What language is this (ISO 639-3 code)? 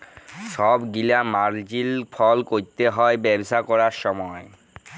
ben